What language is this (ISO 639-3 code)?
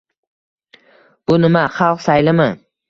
uzb